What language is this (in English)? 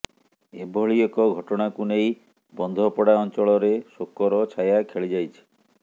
Odia